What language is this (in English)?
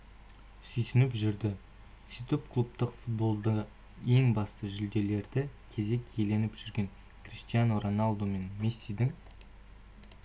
Kazakh